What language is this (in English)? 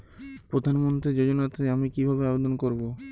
Bangla